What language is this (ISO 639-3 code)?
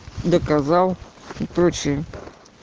rus